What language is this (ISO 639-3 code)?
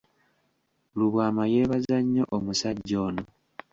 lug